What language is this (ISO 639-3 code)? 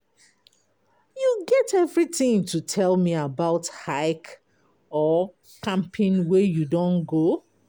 pcm